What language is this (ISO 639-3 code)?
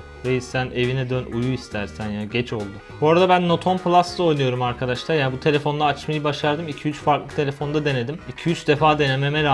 tur